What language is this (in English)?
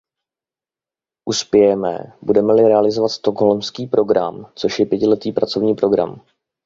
Czech